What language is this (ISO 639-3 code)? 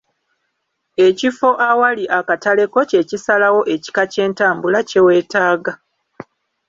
lug